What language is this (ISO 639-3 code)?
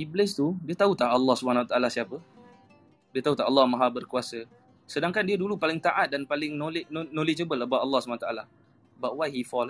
msa